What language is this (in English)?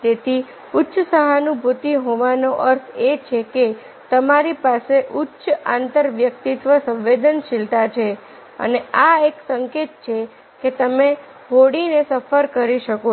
Gujarati